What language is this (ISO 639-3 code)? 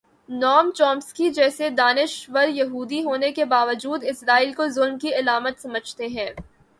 urd